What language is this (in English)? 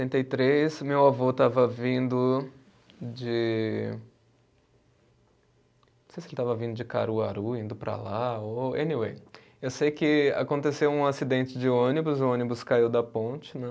Portuguese